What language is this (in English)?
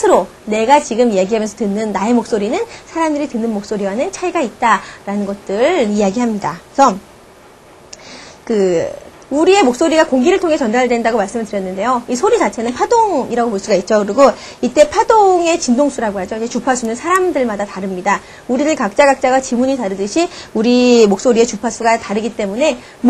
Korean